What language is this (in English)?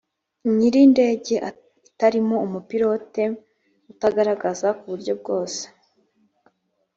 Kinyarwanda